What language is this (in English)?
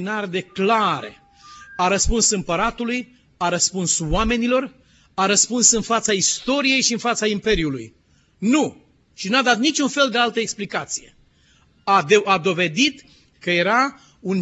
Romanian